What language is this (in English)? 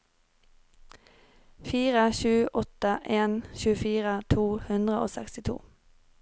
Norwegian